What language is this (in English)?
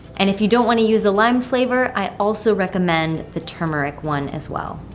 English